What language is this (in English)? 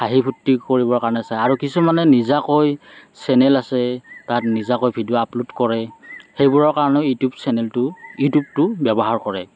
Assamese